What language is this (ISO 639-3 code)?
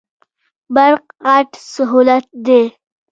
pus